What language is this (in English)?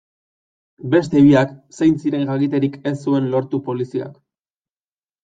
Basque